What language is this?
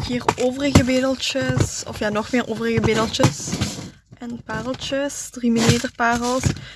Dutch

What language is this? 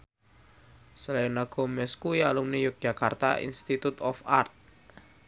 Javanese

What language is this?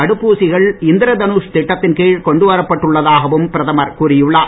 Tamil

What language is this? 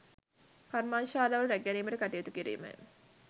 Sinhala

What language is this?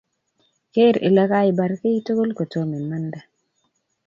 Kalenjin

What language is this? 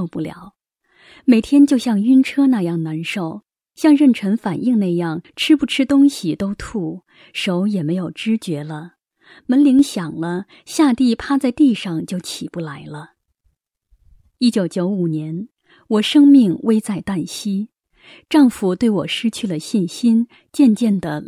Chinese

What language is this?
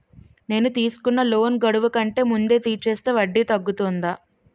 Telugu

